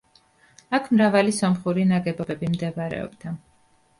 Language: Georgian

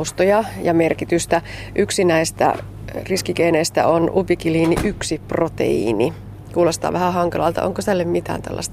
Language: Finnish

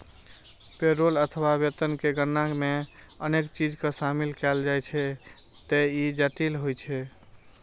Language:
Maithili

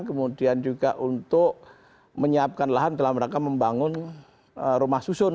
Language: Indonesian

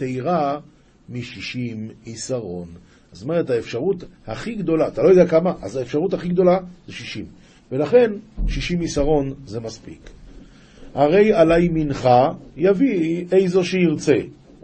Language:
Hebrew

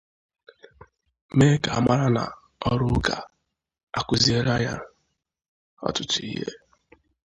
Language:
Igbo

